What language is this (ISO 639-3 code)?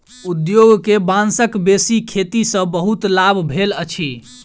mai